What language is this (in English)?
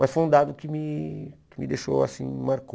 Portuguese